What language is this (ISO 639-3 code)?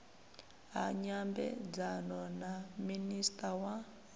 ven